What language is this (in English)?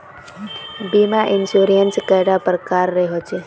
Magahi